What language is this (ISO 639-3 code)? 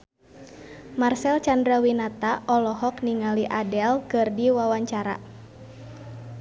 sun